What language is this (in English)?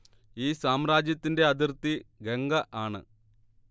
Malayalam